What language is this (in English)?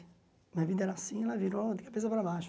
Portuguese